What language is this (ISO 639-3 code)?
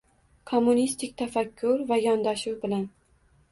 uzb